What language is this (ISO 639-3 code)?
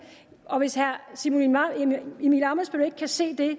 dan